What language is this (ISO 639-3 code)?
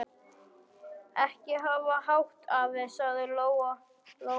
isl